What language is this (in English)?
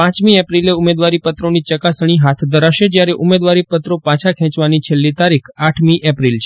Gujarati